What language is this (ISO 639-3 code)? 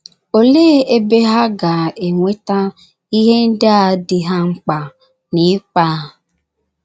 ibo